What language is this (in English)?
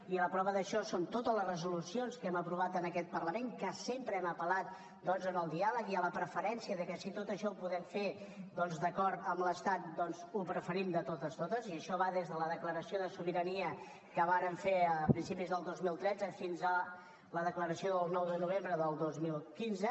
Catalan